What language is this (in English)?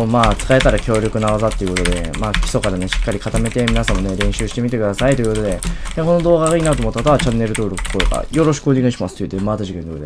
Japanese